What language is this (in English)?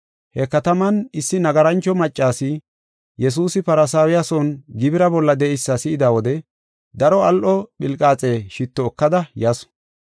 Gofa